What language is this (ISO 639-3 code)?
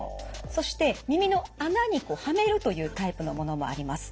jpn